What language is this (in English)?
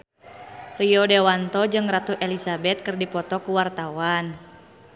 Sundanese